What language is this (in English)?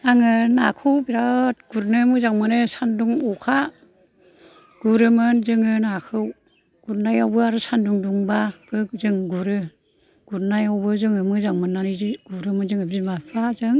Bodo